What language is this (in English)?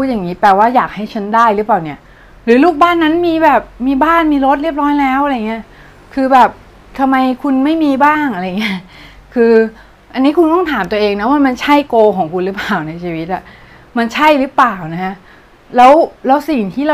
Thai